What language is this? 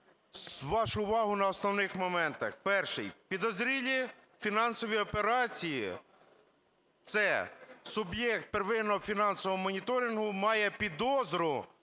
Ukrainian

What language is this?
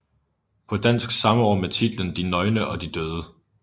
Danish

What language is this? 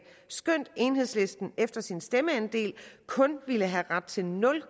Danish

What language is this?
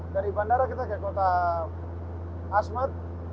Indonesian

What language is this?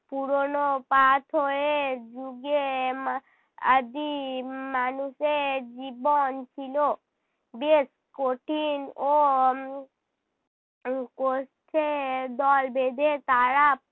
Bangla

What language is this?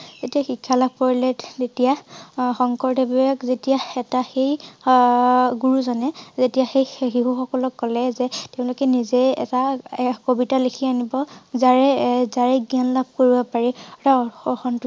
Assamese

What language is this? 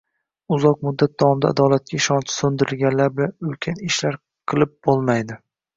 Uzbek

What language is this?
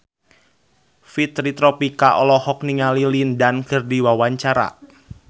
Sundanese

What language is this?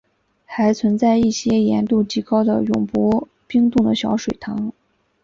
Chinese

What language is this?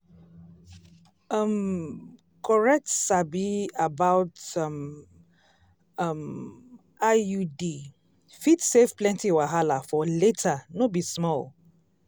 Nigerian Pidgin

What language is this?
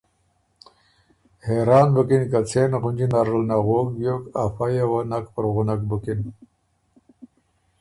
Ormuri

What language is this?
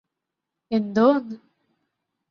Malayalam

